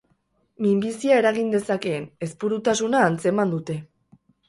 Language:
Basque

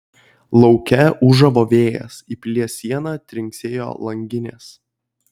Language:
Lithuanian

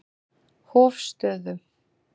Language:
Icelandic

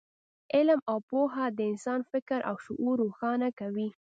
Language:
Pashto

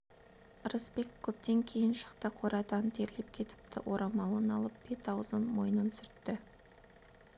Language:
Kazakh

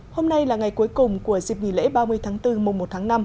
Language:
Vietnamese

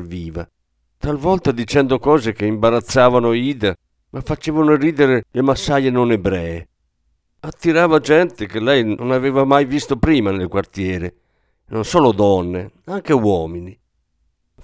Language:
Italian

